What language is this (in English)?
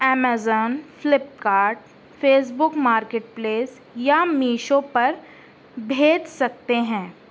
Urdu